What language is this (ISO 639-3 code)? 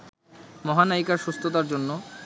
ben